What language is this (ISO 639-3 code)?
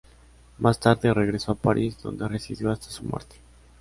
spa